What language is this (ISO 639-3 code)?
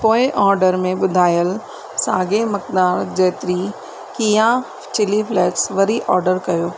snd